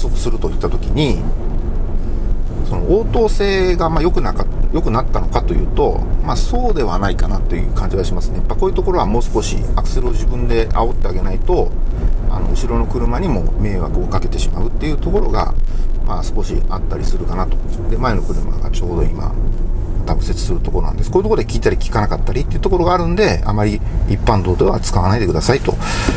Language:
Japanese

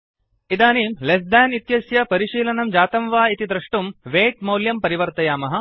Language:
Sanskrit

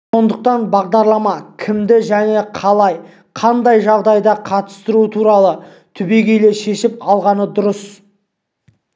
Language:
Kazakh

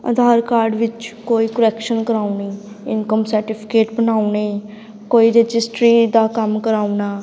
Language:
Punjabi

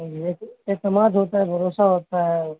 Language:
Urdu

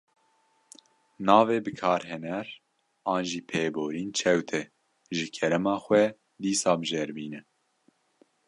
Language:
Kurdish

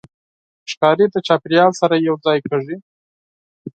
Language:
Pashto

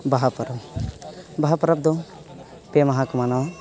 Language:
Santali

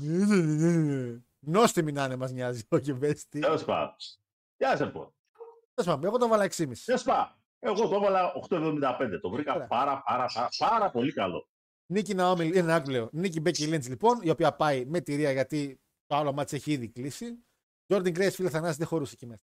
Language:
Greek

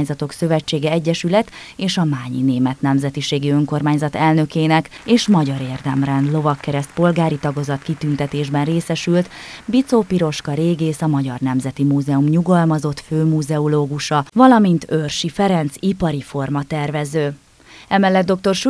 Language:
Hungarian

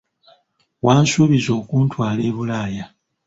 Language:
Ganda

